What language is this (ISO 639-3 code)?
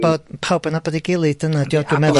cym